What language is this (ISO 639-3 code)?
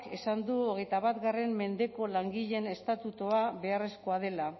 eus